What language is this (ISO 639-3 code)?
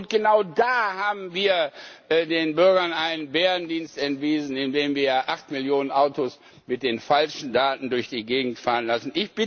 deu